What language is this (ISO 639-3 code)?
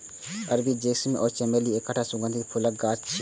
mai